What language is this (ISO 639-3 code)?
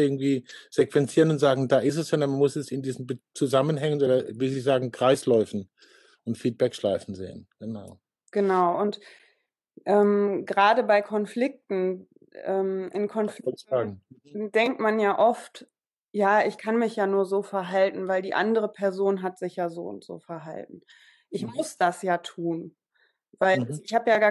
deu